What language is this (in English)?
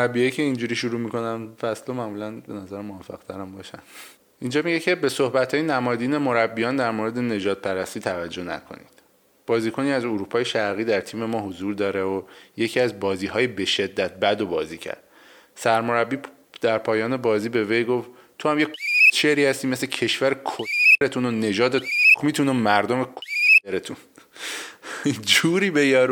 Persian